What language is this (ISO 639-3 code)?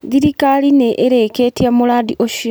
kik